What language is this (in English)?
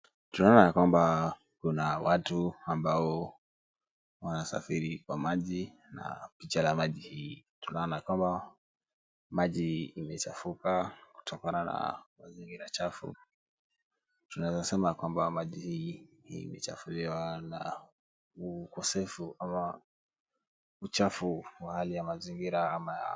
Swahili